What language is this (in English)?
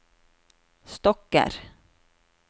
Norwegian